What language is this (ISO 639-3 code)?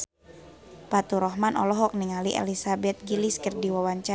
sun